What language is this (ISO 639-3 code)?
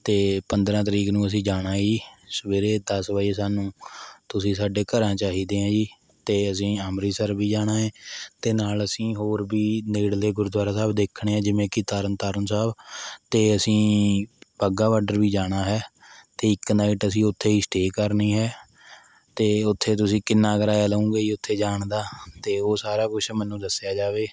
pan